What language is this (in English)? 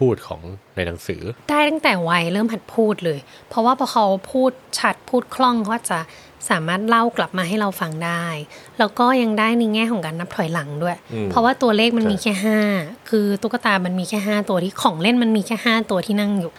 Thai